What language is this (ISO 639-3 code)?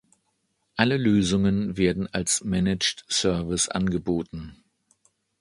deu